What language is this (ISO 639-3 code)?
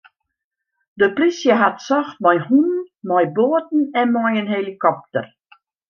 fry